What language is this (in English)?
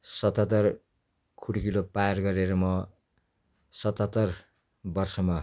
Nepali